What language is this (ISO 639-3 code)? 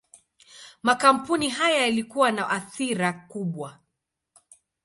swa